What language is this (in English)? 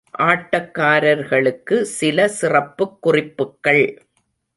Tamil